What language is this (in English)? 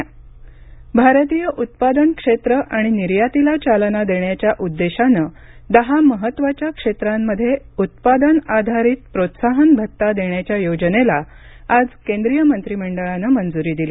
Marathi